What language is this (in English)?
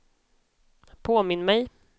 Swedish